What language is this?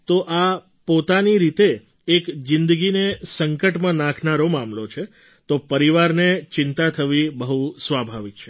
Gujarati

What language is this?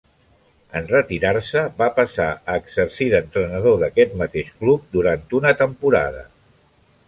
Catalan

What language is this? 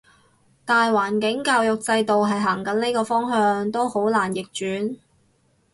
Cantonese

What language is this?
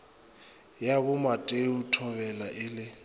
Northern Sotho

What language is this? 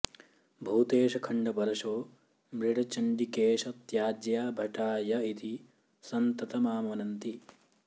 Sanskrit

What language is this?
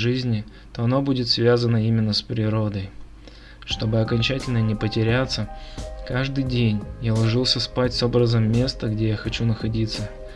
Russian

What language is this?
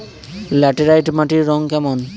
Bangla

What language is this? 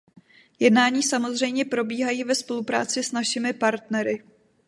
Czech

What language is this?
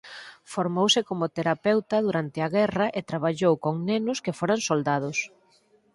Galician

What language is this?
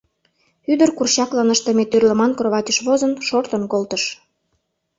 Mari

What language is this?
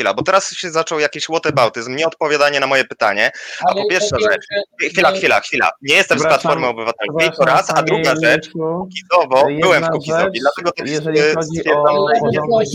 Polish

